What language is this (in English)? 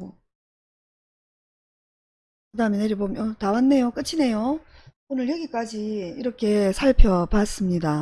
Korean